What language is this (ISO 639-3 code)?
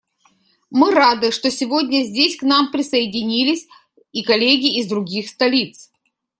rus